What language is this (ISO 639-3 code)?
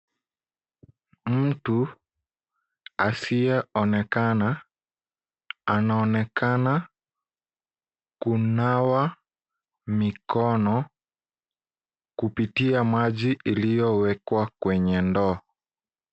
swa